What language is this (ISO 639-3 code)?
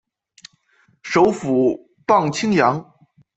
zho